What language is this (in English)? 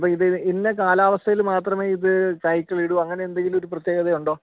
Malayalam